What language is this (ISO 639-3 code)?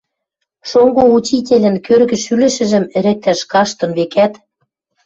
mrj